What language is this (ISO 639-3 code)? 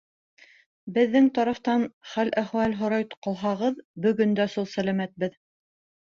bak